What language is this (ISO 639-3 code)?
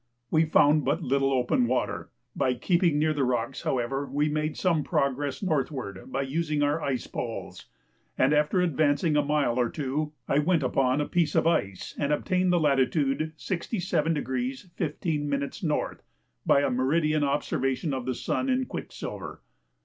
eng